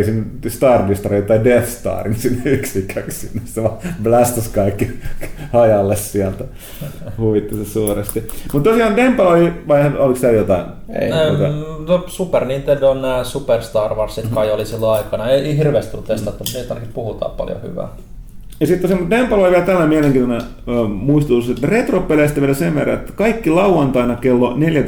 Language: Finnish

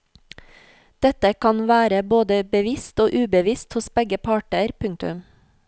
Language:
Norwegian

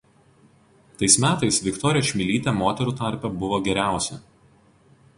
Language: Lithuanian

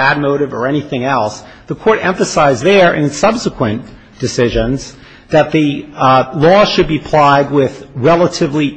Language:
English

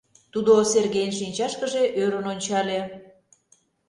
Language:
Mari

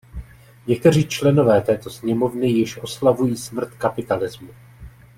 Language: Czech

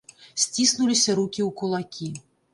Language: Belarusian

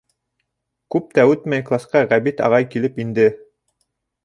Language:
Bashkir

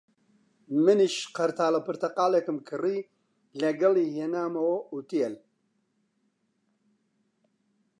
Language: Central Kurdish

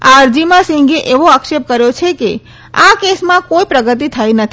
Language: Gujarati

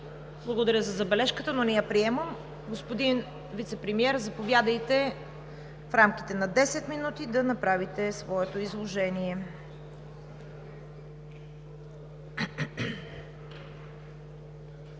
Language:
Bulgarian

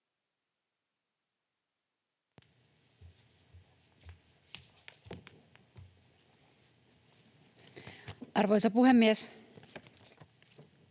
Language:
Finnish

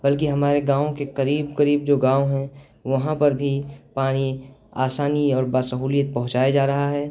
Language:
Urdu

